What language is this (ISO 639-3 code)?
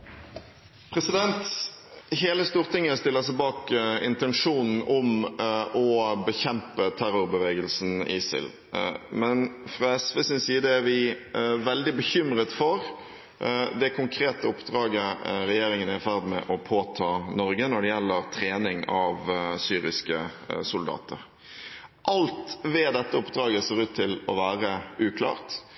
nor